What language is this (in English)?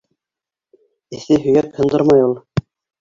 Bashkir